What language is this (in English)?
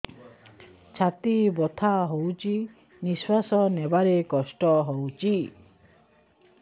Odia